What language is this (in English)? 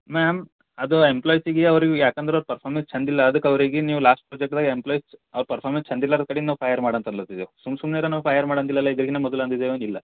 Kannada